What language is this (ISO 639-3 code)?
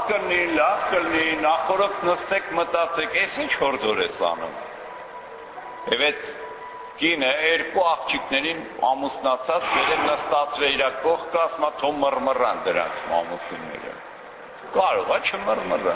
ron